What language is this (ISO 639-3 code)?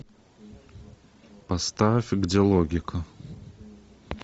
rus